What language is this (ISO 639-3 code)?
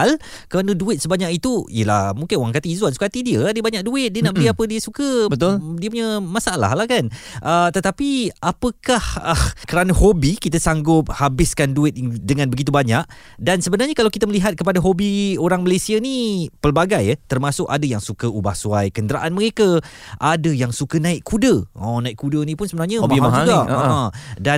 msa